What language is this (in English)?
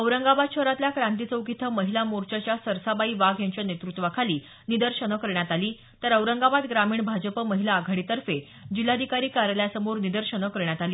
Marathi